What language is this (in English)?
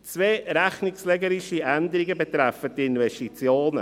Swiss German